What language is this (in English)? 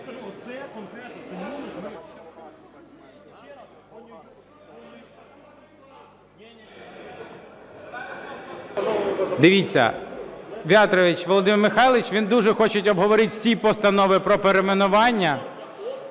Ukrainian